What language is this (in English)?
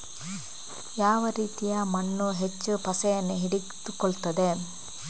Kannada